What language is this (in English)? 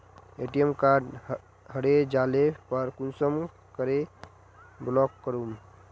Magahi